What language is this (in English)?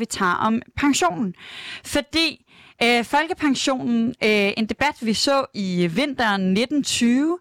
Danish